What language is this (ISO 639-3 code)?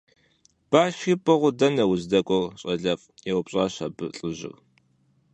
kbd